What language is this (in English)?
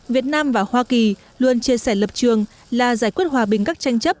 Vietnamese